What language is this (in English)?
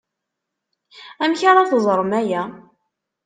Kabyle